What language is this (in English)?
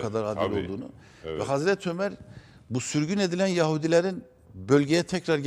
Turkish